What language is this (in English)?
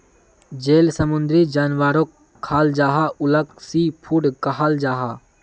Magahi